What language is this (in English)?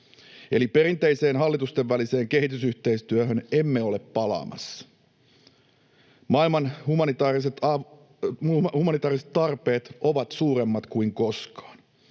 Finnish